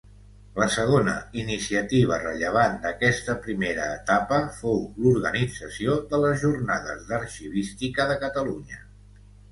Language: Catalan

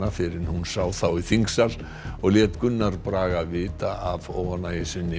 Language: Icelandic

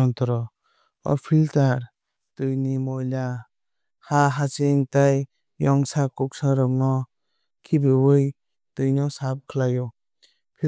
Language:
Kok Borok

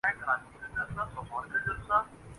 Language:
Urdu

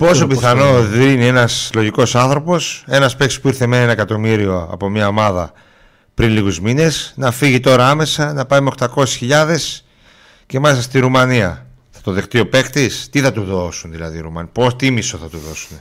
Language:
Greek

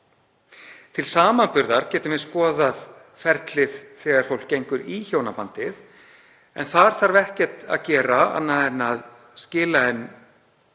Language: Icelandic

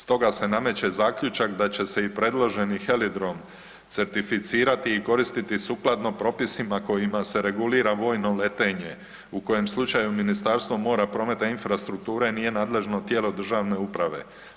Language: Croatian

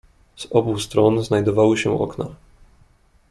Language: Polish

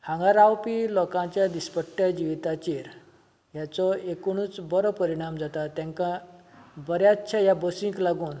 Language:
Konkani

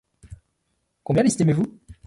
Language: French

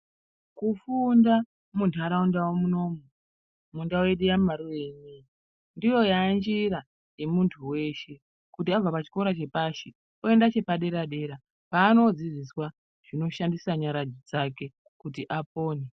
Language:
Ndau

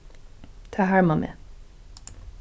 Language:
Faroese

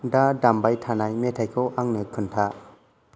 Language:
Bodo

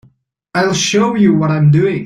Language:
English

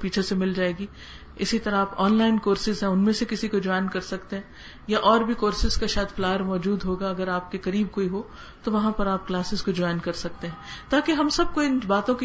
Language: Urdu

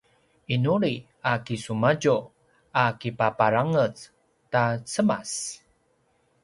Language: Paiwan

